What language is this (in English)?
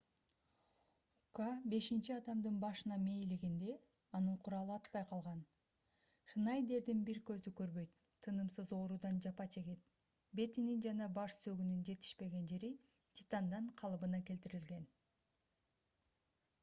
Kyrgyz